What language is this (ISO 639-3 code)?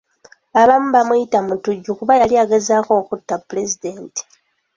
lug